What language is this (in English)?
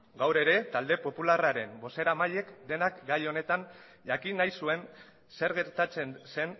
Basque